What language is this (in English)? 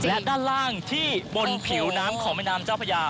Thai